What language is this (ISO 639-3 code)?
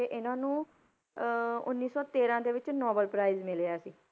pan